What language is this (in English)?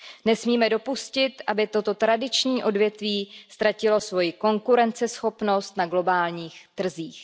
Czech